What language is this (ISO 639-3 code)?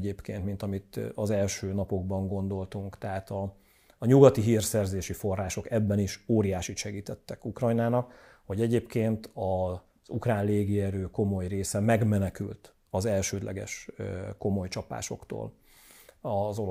hun